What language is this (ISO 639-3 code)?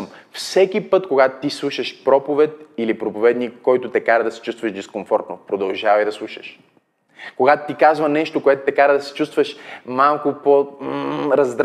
bul